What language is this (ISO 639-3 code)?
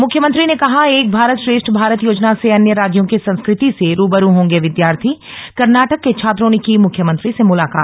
hin